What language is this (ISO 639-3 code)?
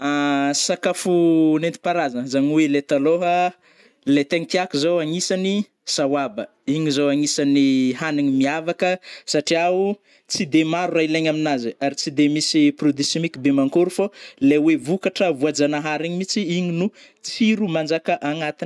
bmm